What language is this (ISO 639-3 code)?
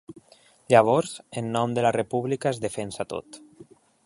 cat